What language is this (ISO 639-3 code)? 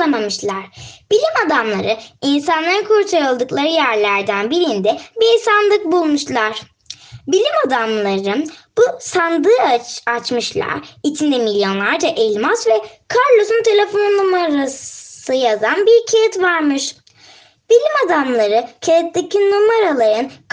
tur